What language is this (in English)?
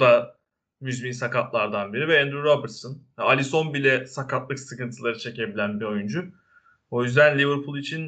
Turkish